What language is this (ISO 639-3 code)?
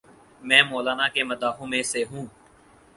urd